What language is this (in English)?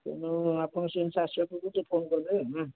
Odia